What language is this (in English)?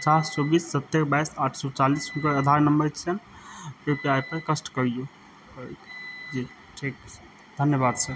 Maithili